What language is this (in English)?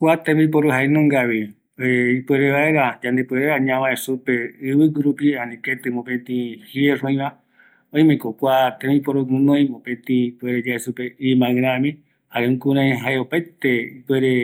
Eastern Bolivian Guaraní